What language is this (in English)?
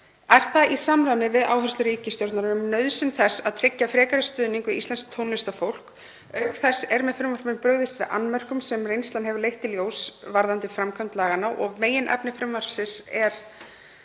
Icelandic